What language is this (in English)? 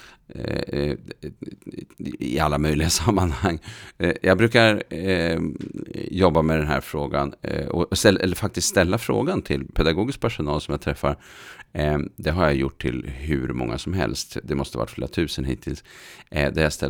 Swedish